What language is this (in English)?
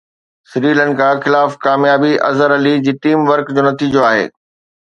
Sindhi